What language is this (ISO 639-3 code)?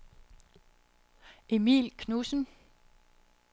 dan